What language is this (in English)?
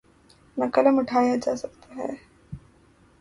Urdu